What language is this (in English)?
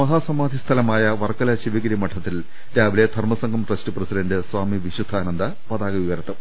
Malayalam